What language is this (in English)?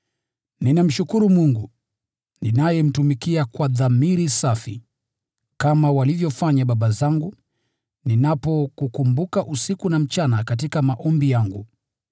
Swahili